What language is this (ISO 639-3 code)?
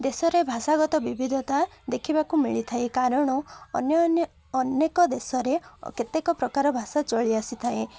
ori